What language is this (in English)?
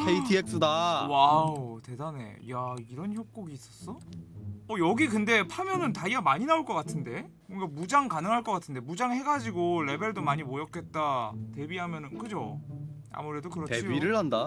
Korean